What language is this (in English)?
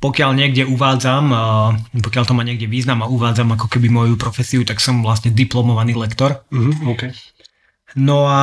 Slovak